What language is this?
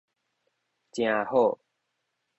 Min Nan Chinese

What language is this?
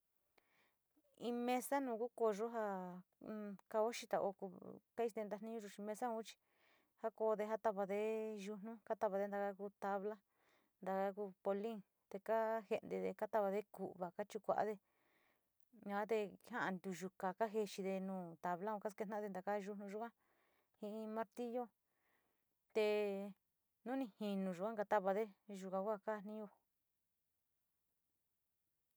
Sinicahua Mixtec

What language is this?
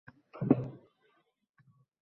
Uzbek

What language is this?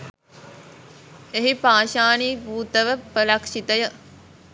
Sinhala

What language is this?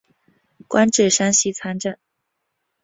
Chinese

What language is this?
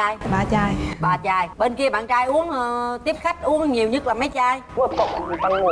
Vietnamese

